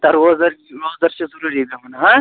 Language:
Kashmiri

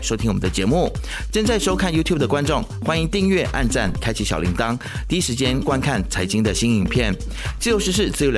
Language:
Chinese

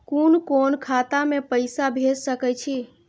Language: Maithili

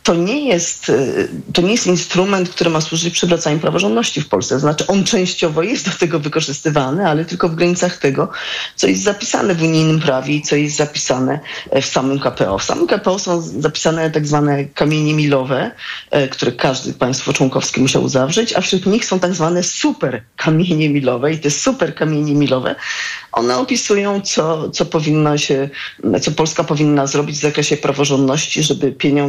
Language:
Polish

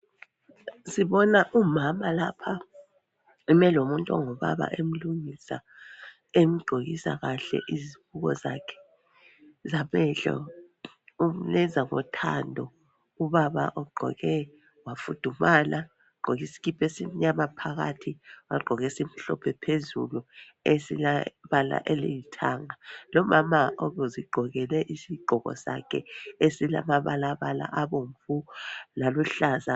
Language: North Ndebele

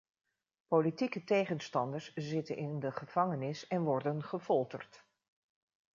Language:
Dutch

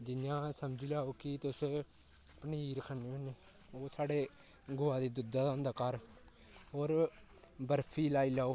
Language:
Dogri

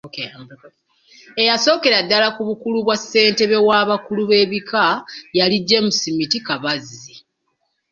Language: Ganda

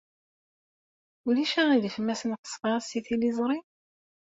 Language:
Kabyle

